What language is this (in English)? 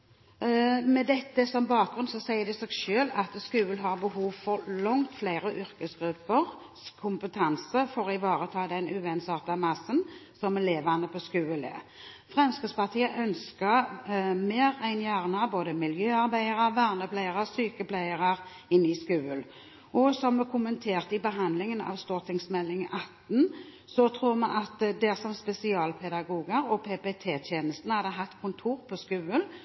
Norwegian Bokmål